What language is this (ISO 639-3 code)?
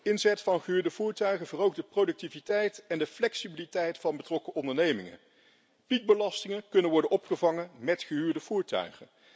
nld